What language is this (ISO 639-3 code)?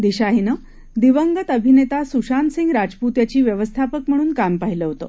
mar